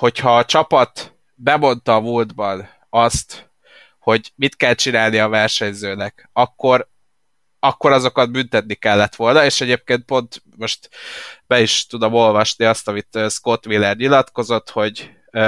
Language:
Hungarian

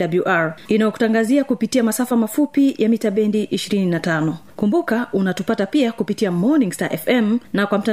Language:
Swahili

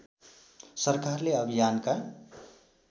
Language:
Nepali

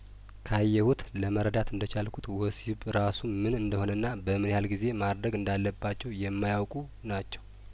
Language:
Amharic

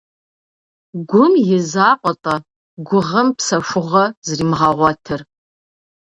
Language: Kabardian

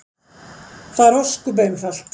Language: Icelandic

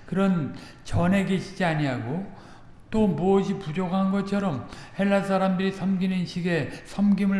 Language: Korean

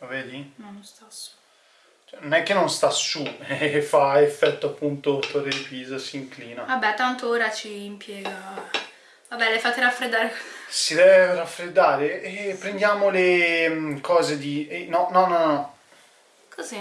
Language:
Italian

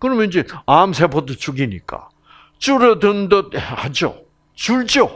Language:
Korean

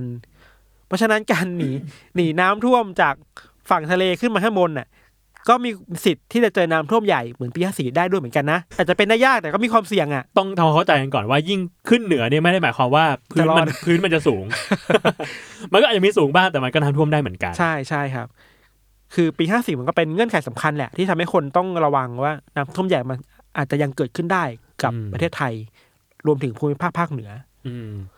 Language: Thai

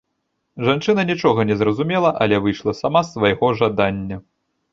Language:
Belarusian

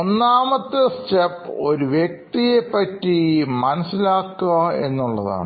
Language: Malayalam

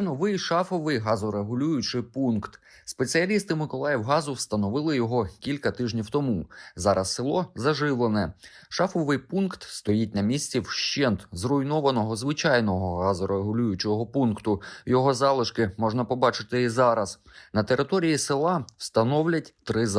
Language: Ukrainian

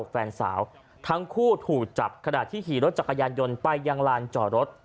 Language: Thai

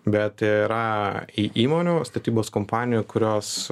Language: Lithuanian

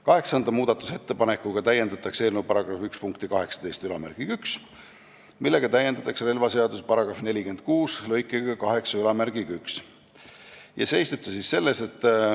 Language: Estonian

